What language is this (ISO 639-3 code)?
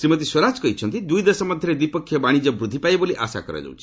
ori